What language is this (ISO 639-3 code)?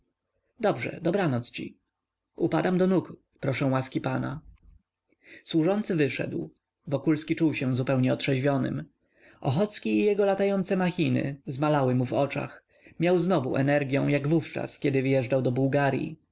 pol